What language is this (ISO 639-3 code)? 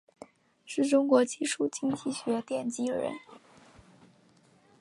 zho